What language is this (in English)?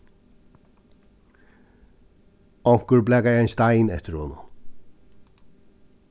Faroese